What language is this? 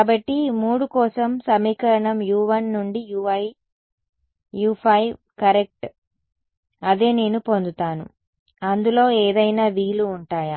Telugu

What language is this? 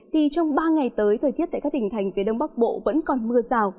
Vietnamese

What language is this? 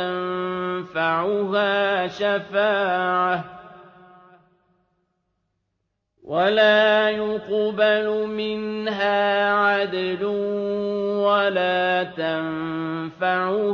Arabic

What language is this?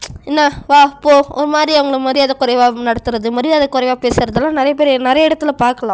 Tamil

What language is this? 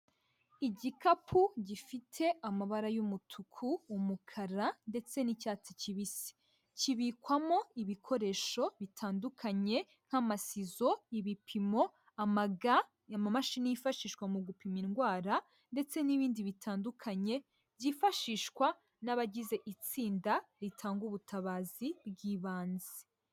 Kinyarwanda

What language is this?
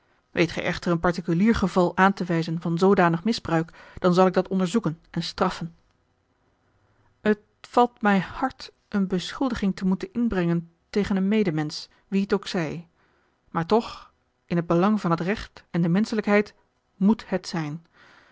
Dutch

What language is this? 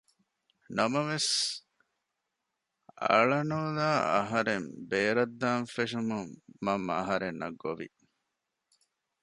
Divehi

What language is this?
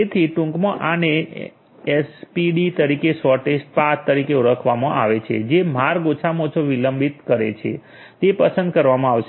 Gujarati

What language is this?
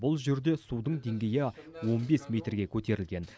Kazakh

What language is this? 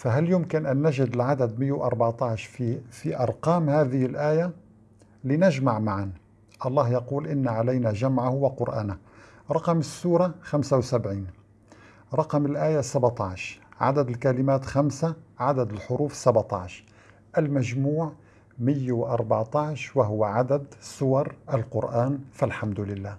Arabic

